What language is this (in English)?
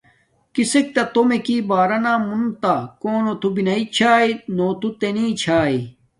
Domaaki